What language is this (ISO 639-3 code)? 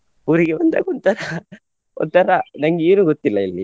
kan